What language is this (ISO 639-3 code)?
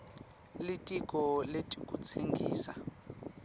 ssw